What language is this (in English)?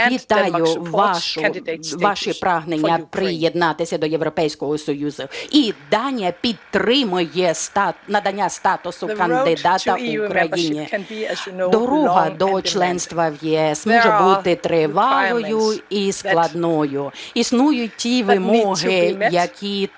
Ukrainian